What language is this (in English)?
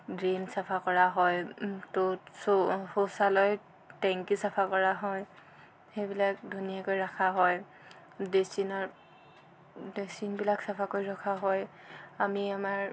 Assamese